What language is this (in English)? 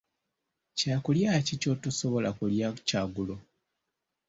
Ganda